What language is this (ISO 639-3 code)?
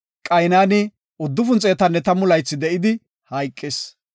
gof